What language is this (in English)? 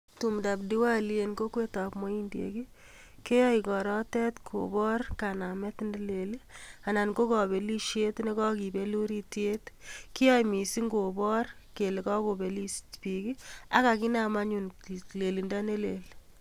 Kalenjin